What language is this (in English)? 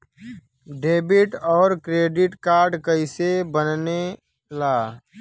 Bhojpuri